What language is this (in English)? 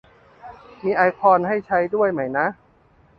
Thai